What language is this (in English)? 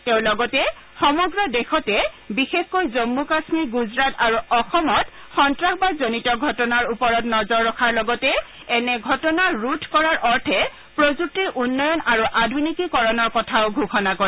Assamese